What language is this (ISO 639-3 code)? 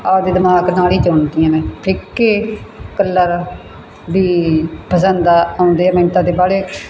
pan